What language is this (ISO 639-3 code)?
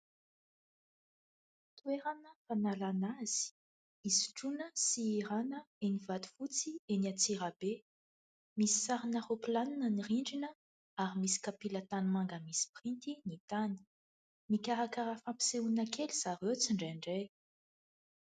mlg